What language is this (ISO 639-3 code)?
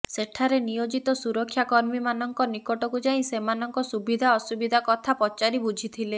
ori